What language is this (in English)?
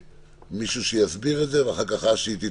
Hebrew